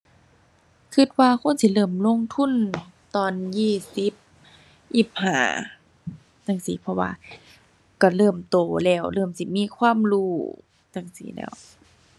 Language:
Thai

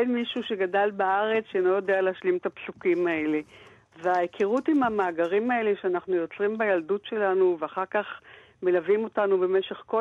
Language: Hebrew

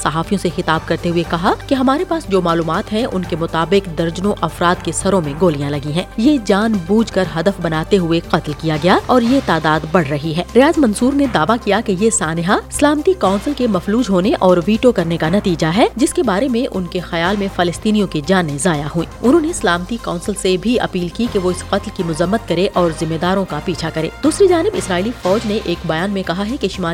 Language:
Urdu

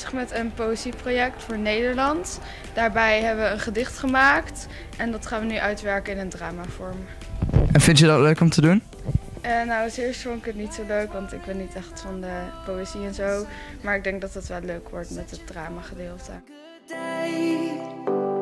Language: Dutch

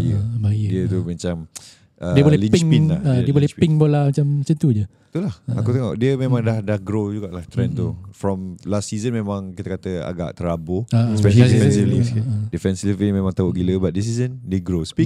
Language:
Malay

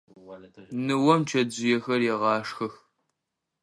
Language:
Adyghe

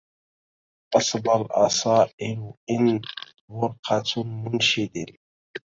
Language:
Arabic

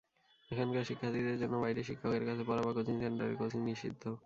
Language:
Bangla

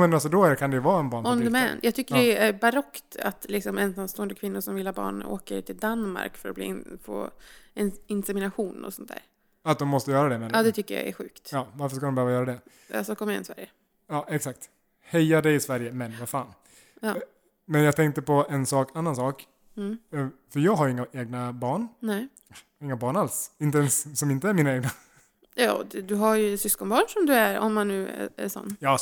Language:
Swedish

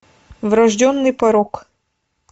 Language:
Russian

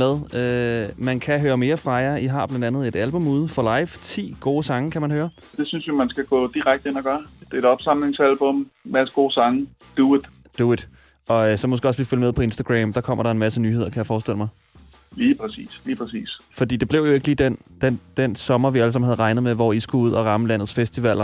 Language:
Danish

